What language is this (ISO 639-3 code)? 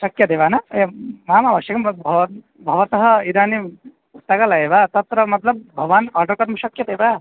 san